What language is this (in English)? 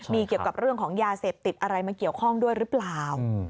Thai